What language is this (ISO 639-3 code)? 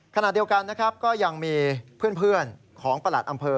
tha